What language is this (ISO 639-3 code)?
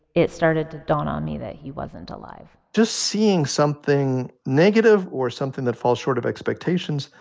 eng